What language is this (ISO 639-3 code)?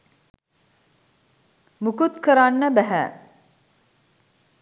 sin